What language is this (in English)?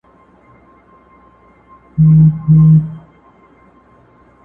Pashto